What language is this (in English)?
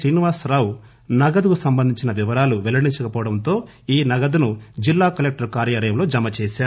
Telugu